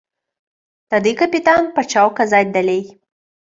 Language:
Belarusian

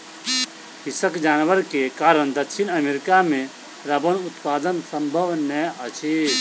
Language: Maithili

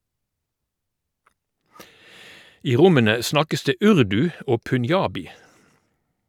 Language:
Norwegian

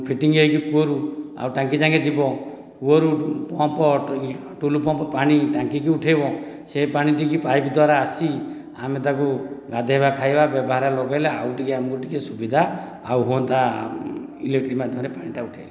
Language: Odia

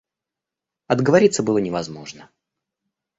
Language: Russian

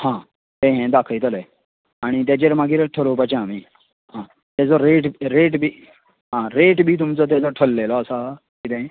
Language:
Konkani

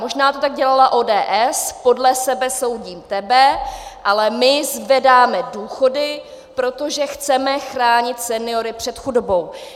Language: Czech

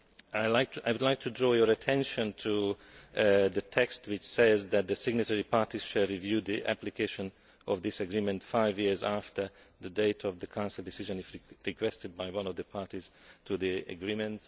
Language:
English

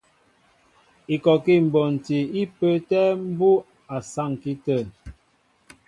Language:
Mbo (Cameroon)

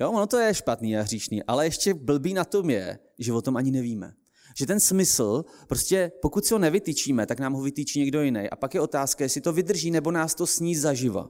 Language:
Czech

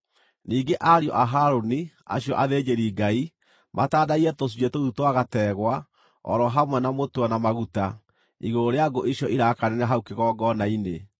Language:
Kikuyu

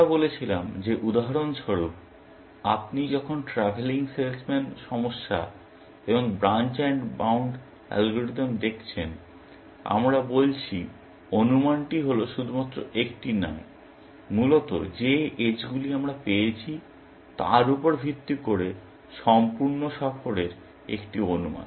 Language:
Bangla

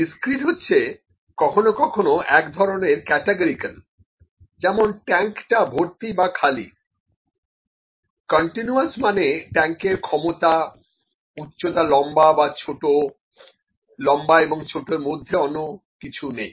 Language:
Bangla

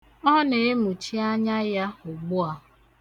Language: Igbo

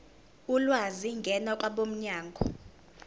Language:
Zulu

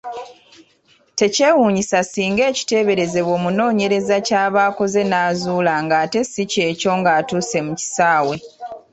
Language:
Ganda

